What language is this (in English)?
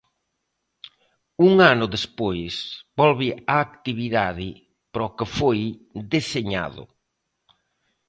Galician